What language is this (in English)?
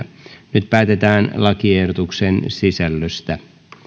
Finnish